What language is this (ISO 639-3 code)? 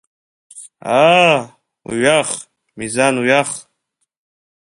abk